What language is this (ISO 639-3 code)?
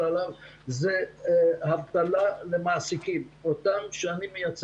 heb